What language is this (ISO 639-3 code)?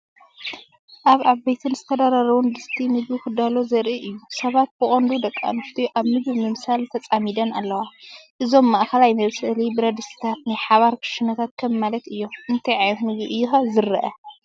tir